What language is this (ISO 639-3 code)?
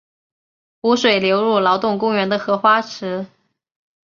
zho